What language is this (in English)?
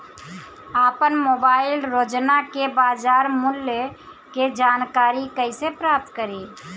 Bhojpuri